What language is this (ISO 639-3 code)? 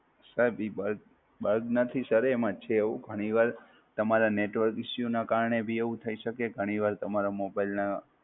guj